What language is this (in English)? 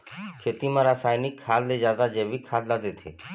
Chhattisgarhi